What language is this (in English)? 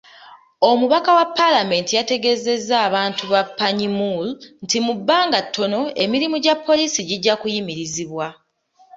Ganda